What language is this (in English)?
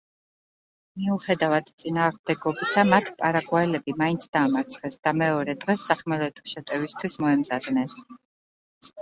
Georgian